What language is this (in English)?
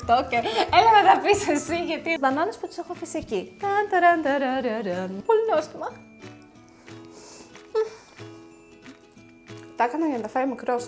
Greek